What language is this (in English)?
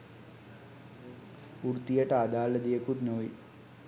Sinhala